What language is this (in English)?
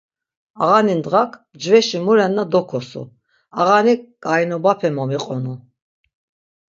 Laz